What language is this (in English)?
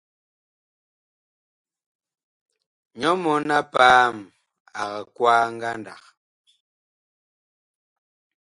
Bakoko